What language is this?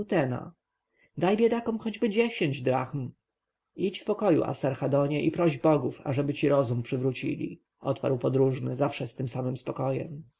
Polish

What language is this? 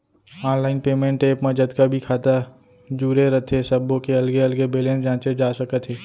Chhattisgarhi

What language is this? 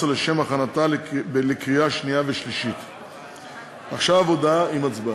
Hebrew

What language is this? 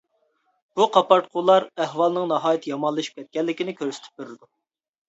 Uyghur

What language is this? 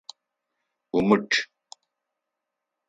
Adyghe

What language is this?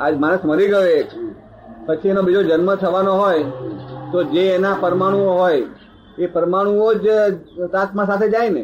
Gujarati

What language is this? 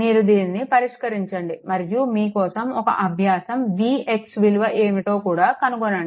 Telugu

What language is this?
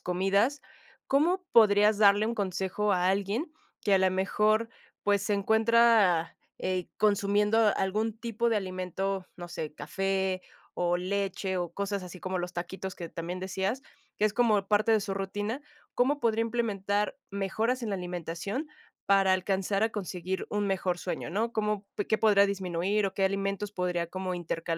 Spanish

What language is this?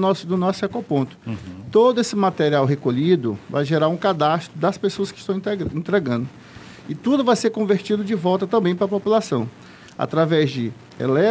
Portuguese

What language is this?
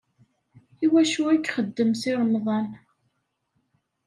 Kabyle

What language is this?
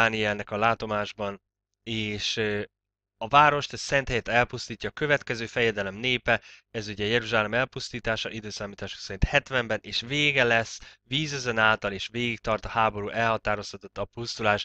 Hungarian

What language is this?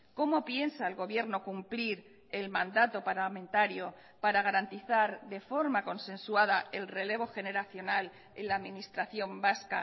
Spanish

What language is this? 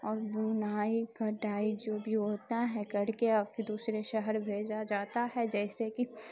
Urdu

